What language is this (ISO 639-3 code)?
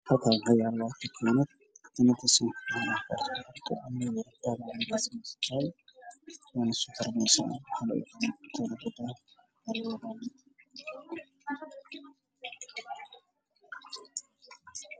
som